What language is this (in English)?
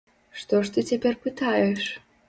Belarusian